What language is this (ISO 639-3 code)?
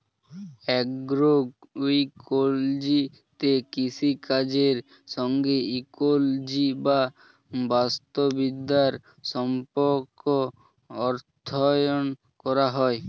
ben